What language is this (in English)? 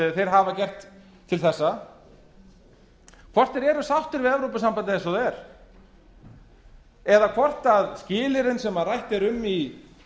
Icelandic